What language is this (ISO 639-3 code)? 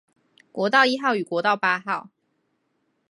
zho